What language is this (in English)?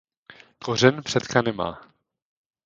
Czech